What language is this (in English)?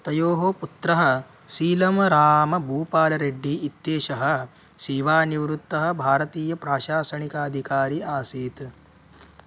Sanskrit